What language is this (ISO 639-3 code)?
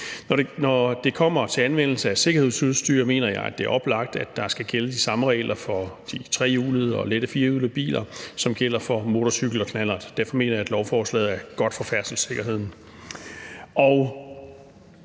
dan